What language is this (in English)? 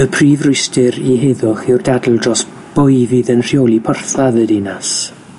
Welsh